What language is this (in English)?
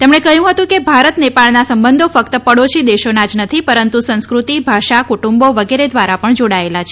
Gujarati